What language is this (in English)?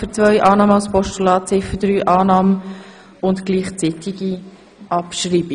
Swiss German